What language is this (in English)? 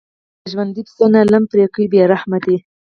Pashto